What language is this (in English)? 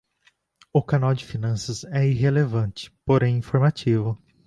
Portuguese